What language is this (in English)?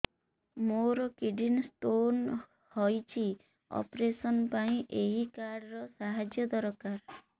Odia